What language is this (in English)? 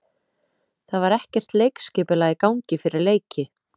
Icelandic